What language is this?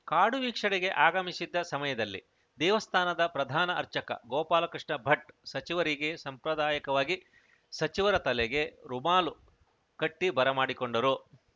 Kannada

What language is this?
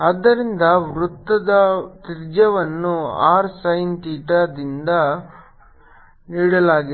Kannada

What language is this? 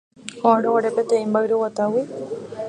Guarani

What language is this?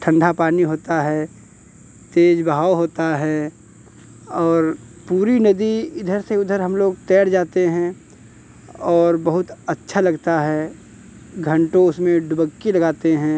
Hindi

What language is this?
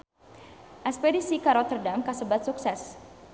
Sundanese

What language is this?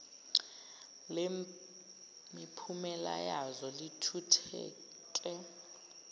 Zulu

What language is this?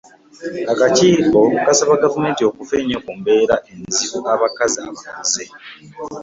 Ganda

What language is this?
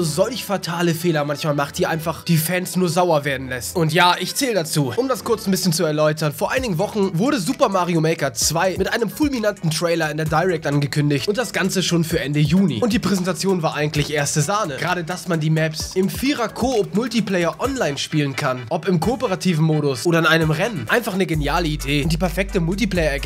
German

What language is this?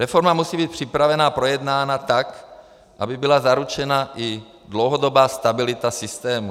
Czech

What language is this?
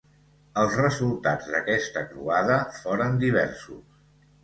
Catalan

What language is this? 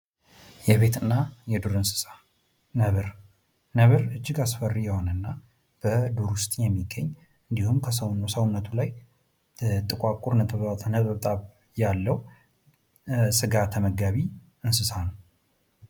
Amharic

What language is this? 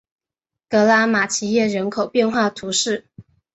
Chinese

